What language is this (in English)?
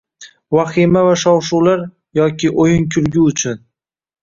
Uzbek